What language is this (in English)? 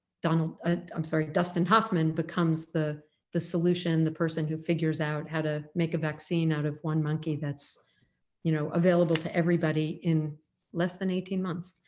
English